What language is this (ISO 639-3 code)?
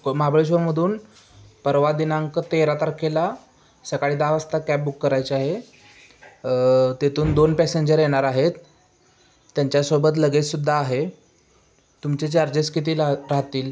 mar